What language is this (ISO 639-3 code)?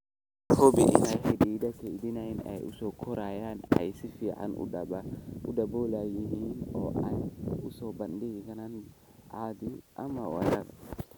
som